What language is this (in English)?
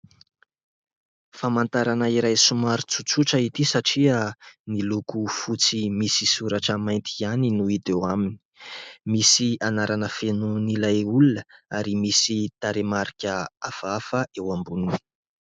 Malagasy